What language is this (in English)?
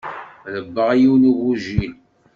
Kabyle